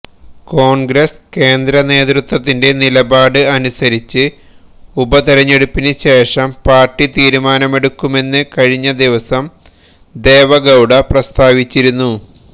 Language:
Malayalam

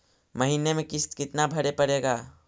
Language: Magahi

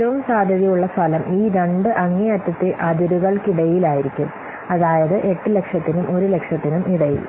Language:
Malayalam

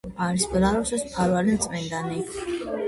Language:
Georgian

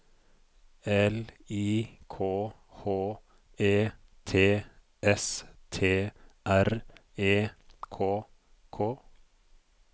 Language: Norwegian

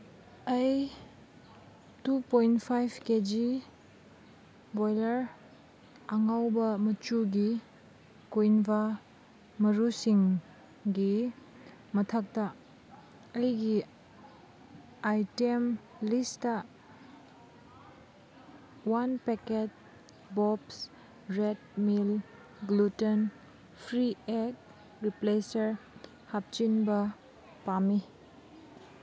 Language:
Manipuri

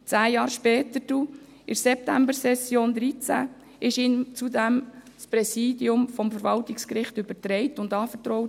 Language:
Swiss German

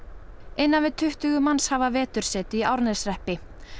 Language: Icelandic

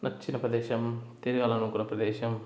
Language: Telugu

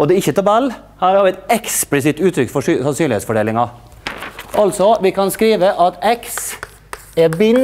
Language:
Norwegian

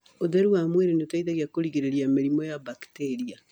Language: Kikuyu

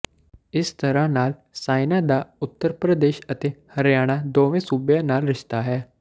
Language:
Punjabi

